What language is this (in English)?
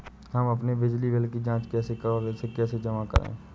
Hindi